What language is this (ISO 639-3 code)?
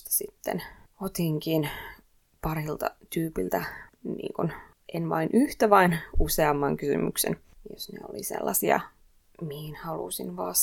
fin